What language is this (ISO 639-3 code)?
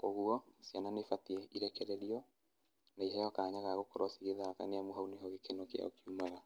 kik